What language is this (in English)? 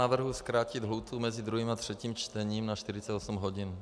Czech